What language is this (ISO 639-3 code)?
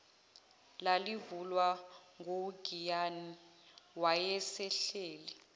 zul